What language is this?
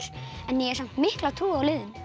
Icelandic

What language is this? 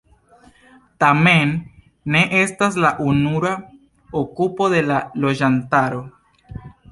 Esperanto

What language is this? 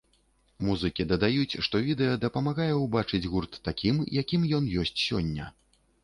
Belarusian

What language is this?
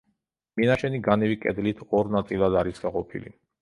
Georgian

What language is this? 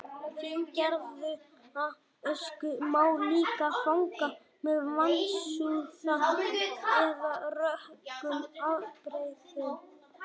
Icelandic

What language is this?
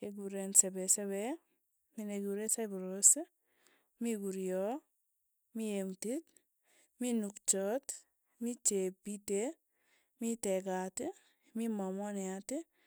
Tugen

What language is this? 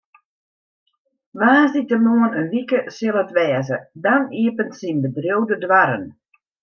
Western Frisian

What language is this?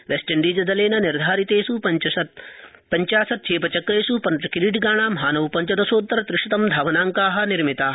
Sanskrit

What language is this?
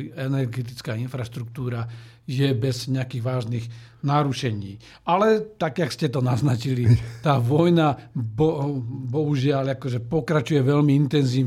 Slovak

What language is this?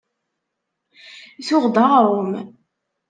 Kabyle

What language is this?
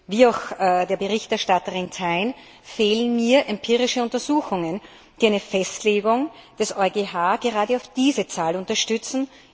German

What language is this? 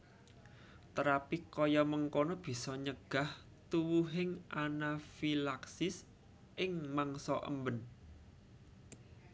Javanese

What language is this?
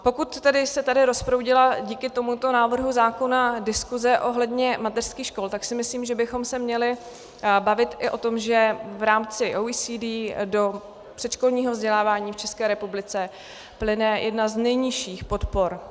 Czech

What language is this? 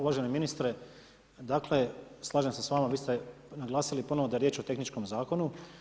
Croatian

